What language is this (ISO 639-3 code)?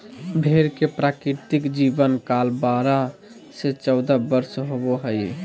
mag